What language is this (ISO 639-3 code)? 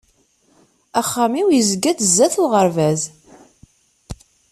kab